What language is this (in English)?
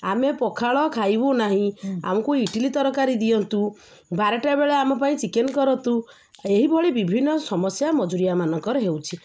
Odia